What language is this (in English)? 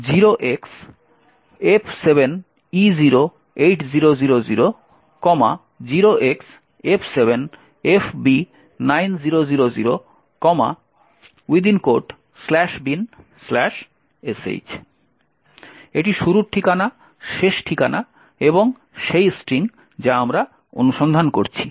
Bangla